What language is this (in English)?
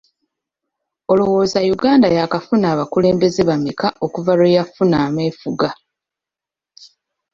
Ganda